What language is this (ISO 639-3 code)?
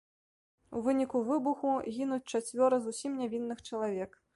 bel